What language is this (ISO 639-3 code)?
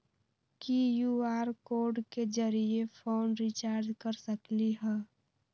mag